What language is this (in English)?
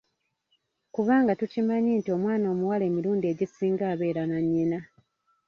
Ganda